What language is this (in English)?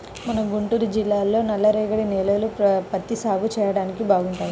Telugu